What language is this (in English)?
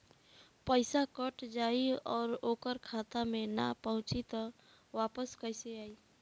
Bhojpuri